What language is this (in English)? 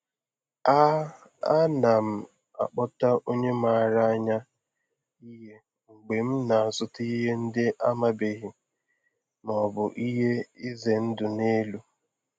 Igbo